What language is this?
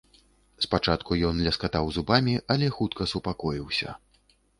Belarusian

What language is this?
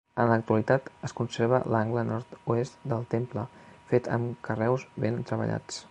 Catalan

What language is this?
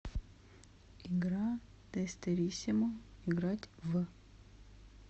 Russian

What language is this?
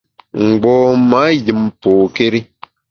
Bamun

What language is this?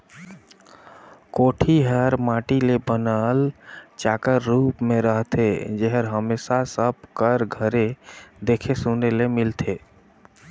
Chhattisgarhi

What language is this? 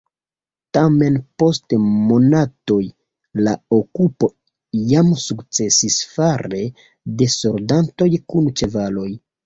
Esperanto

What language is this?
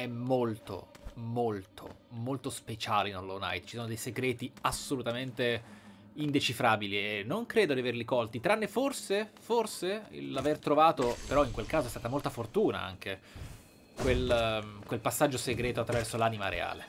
Italian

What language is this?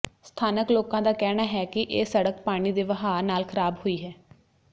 Punjabi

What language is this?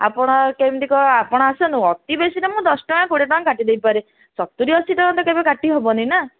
Odia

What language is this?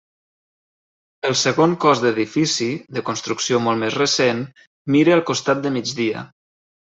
Catalan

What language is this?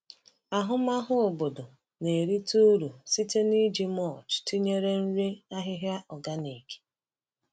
Igbo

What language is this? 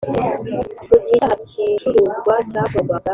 Kinyarwanda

